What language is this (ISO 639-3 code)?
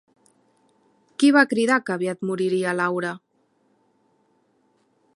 cat